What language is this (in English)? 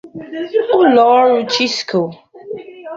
Igbo